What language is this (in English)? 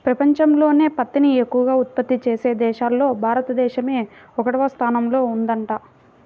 Telugu